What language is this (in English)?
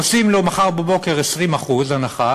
Hebrew